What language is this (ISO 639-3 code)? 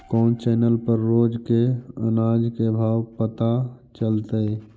mag